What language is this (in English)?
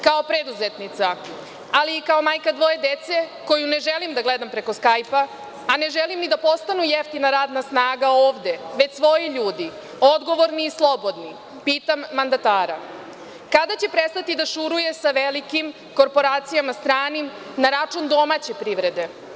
Serbian